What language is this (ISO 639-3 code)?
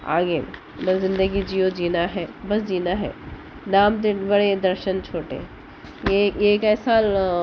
urd